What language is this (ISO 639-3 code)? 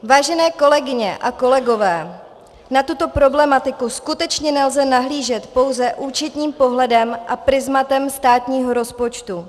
ces